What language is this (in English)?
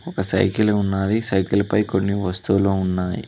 Telugu